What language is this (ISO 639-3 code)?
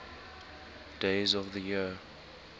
eng